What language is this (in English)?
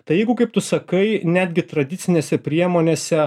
Lithuanian